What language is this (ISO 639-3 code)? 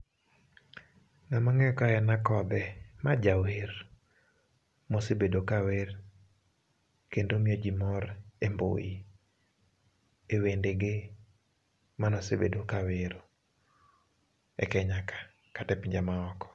luo